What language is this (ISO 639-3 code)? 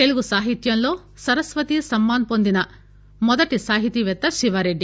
tel